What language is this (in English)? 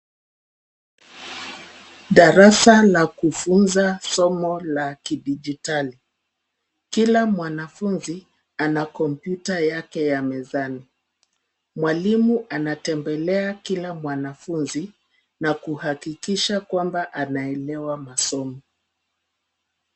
Swahili